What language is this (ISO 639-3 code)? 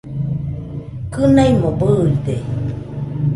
hux